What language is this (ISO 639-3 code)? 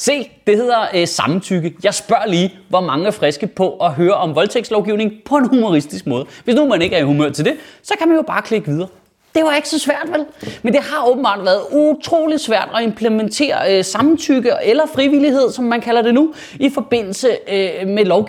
dan